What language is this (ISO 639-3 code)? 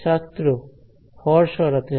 ben